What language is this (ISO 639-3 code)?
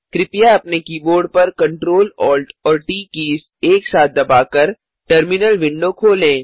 hin